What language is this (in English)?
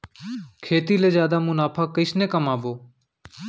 Chhattisgarhi